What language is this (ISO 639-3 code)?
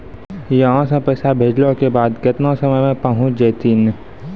mai